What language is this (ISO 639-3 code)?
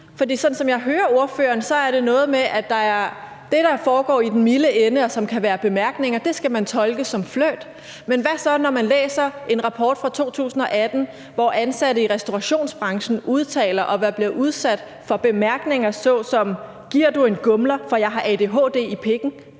dan